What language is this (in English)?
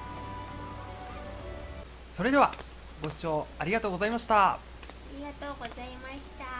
Japanese